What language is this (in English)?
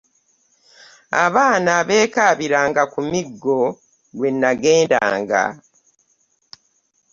Ganda